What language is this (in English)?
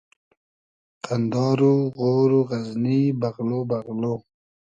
Hazaragi